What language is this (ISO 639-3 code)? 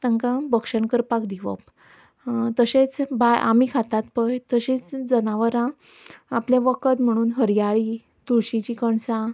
kok